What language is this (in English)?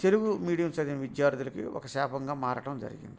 Telugu